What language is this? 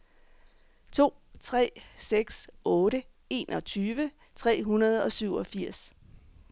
Danish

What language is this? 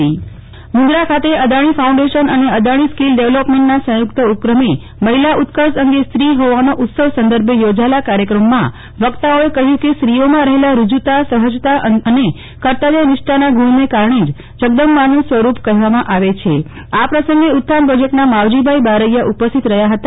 Gujarati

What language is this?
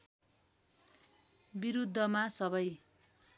Nepali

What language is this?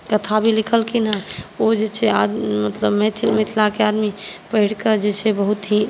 Maithili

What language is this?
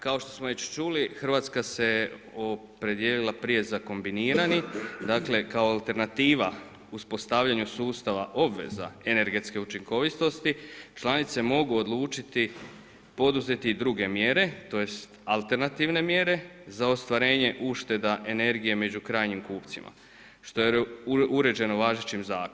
Croatian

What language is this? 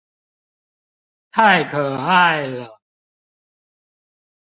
Chinese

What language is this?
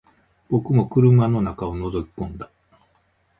Japanese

